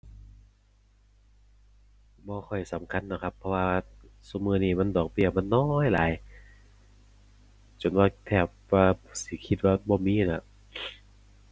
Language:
Thai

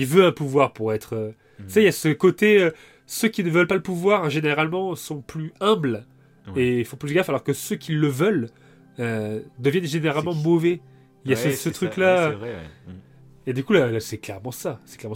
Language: French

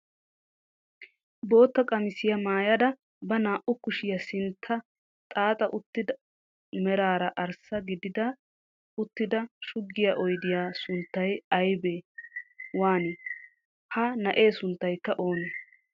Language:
Wolaytta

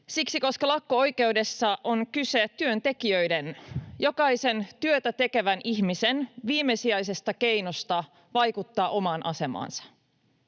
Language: Finnish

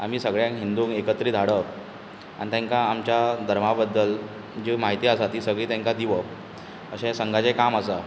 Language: Konkani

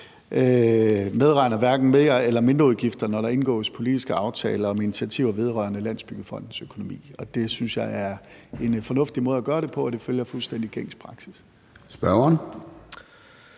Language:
Danish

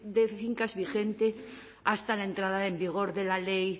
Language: Spanish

